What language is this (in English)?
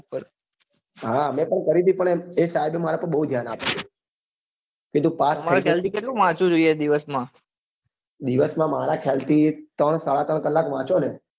Gujarati